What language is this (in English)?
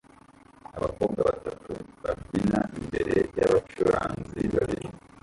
Kinyarwanda